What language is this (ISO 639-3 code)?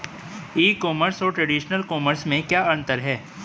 hin